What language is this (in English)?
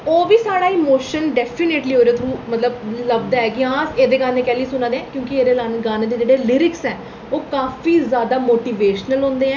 Dogri